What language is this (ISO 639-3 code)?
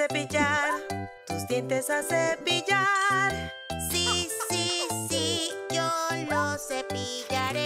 spa